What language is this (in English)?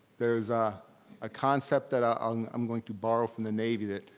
English